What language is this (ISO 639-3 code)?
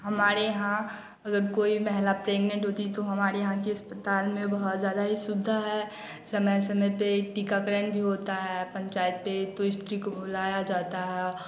hin